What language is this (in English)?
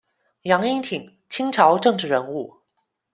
Chinese